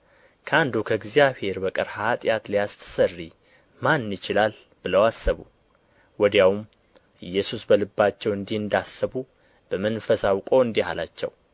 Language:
Amharic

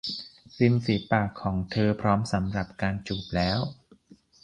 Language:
Thai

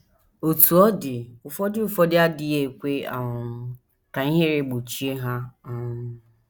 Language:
Igbo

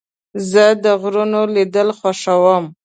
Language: Pashto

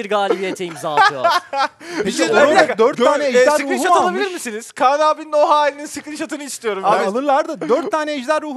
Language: Turkish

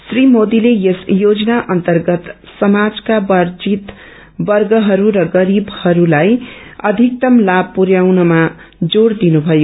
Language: Nepali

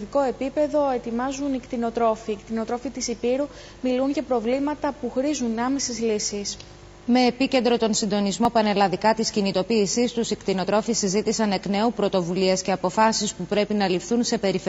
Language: Greek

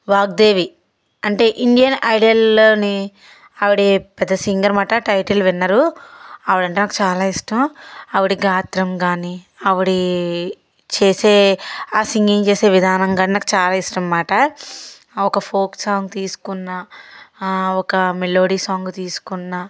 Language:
Telugu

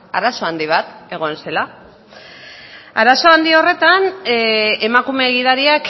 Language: Basque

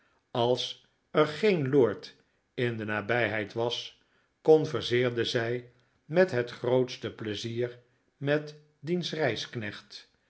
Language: Dutch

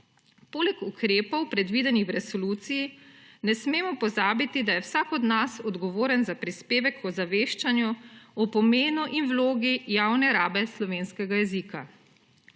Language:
Slovenian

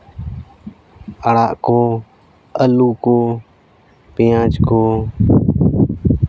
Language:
Santali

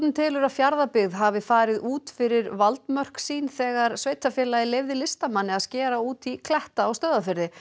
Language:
Icelandic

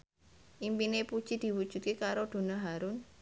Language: Javanese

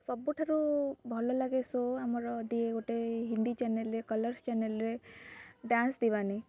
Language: Odia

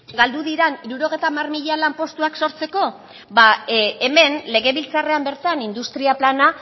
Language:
Basque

